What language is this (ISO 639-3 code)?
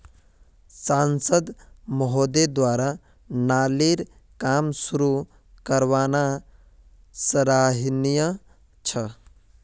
mag